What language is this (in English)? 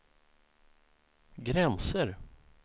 Swedish